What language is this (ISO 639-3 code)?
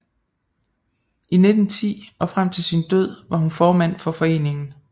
dan